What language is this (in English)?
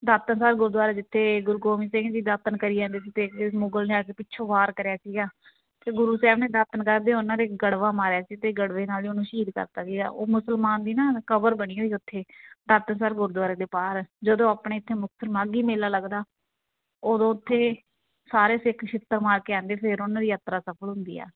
Punjabi